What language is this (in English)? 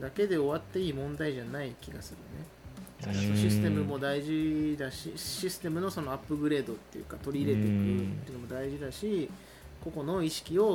Japanese